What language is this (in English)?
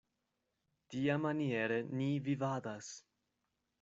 Esperanto